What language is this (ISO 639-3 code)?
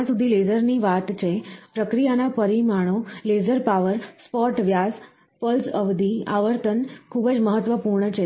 guj